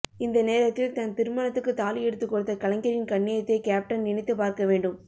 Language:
Tamil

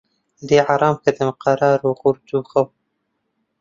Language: Central Kurdish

